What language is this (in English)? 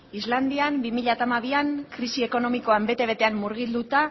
Basque